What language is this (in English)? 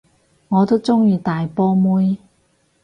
Cantonese